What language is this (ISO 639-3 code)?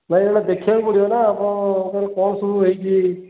ori